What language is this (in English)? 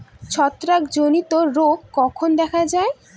Bangla